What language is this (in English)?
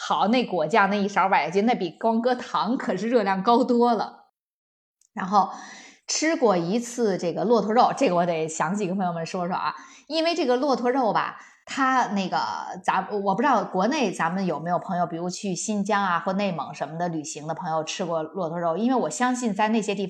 Chinese